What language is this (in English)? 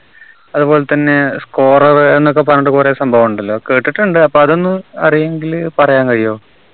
Malayalam